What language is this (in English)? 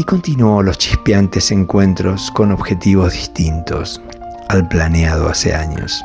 Spanish